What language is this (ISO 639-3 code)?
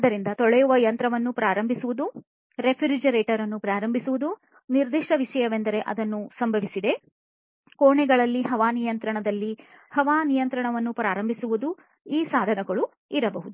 kan